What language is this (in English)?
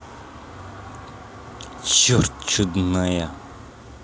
Russian